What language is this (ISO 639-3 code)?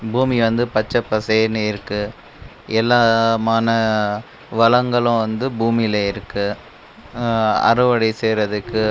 tam